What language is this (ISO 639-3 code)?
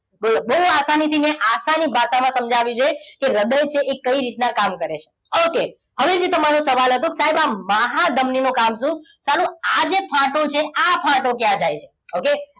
guj